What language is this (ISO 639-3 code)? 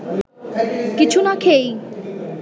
ben